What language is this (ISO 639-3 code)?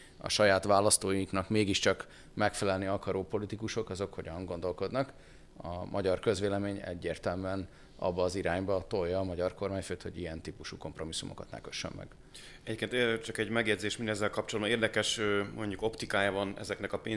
hun